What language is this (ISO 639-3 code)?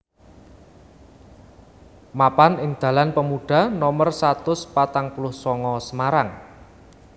jav